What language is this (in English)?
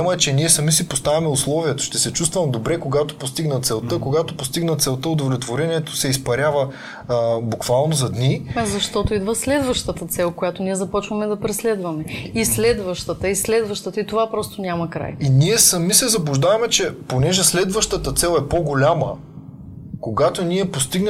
Bulgarian